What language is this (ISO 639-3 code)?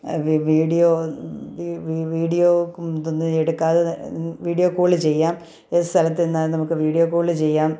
mal